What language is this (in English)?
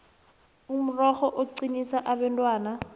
South Ndebele